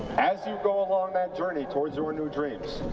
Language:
English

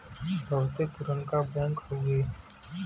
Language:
Bhojpuri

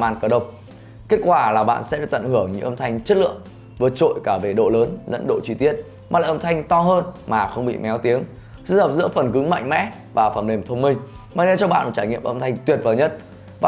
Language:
Vietnamese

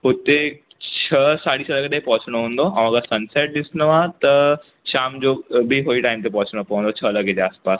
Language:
Sindhi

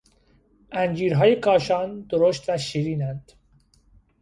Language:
Persian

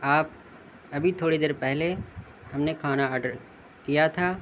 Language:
Urdu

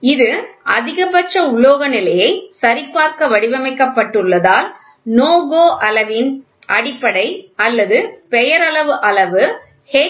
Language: Tamil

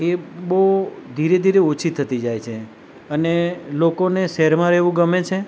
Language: Gujarati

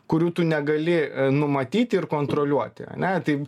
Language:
Lithuanian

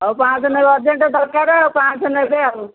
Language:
Odia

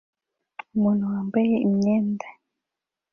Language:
Kinyarwanda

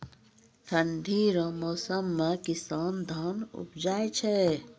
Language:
Maithili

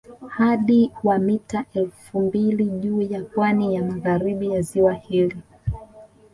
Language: Swahili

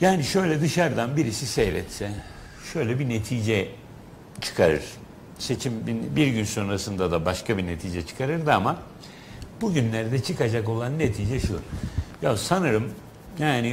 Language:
Turkish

